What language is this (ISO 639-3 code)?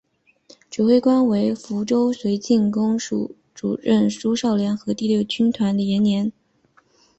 zho